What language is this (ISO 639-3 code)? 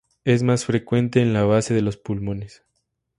spa